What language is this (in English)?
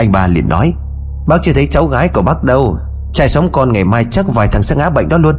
Vietnamese